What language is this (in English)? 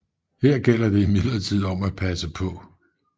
Danish